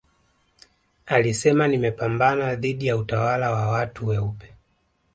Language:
Swahili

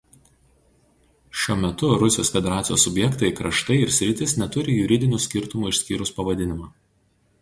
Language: Lithuanian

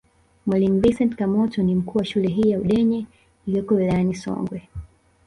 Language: Swahili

